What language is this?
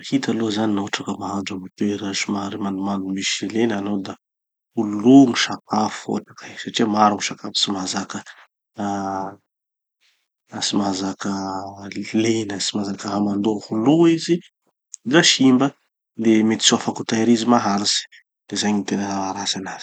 Tanosy Malagasy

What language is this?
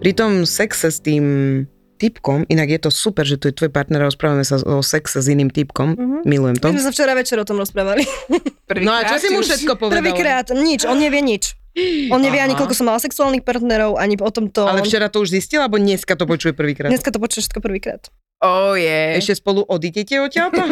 Slovak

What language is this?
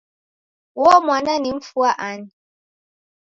Taita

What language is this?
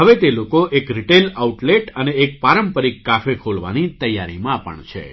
Gujarati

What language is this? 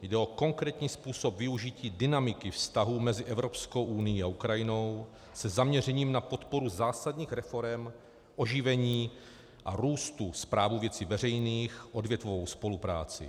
Czech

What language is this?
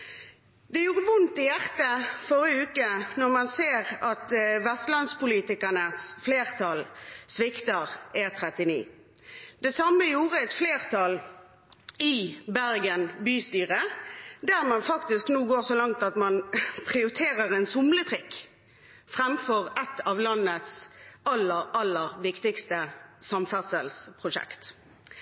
Norwegian Bokmål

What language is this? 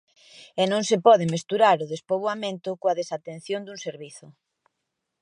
Galician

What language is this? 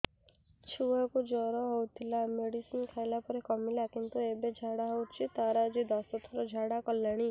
Odia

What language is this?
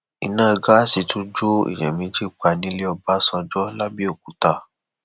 Yoruba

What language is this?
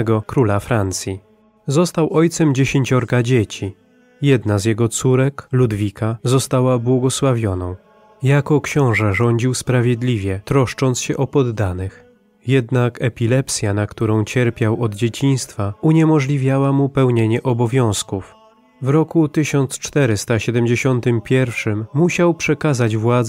Polish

